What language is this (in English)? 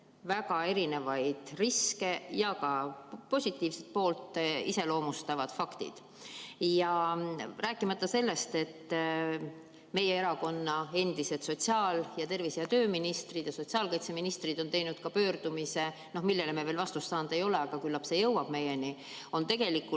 Estonian